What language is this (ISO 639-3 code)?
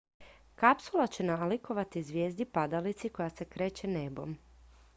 hrv